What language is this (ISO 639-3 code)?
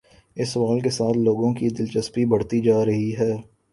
urd